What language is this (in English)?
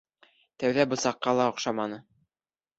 Bashkir